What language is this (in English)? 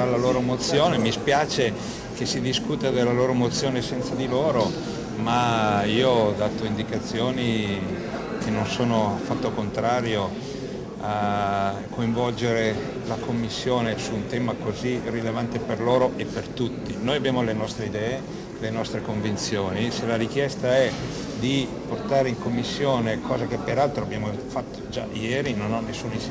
Italian